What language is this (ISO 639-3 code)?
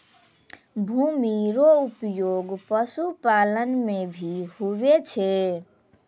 mai